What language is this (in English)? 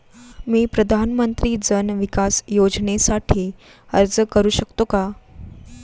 Marathi